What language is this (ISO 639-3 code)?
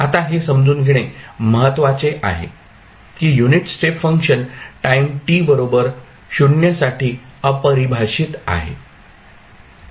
mar